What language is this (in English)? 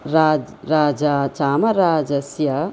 Sanskrit